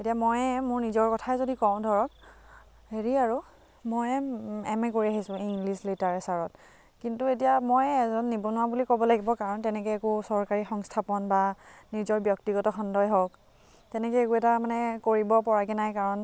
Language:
Assamese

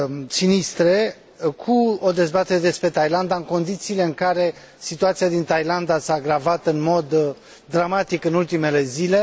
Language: Romanian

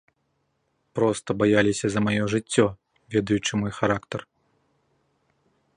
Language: Belarusian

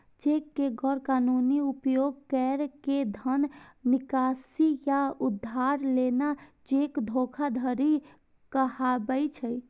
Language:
Maithili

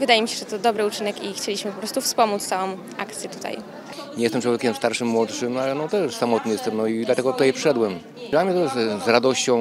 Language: Polish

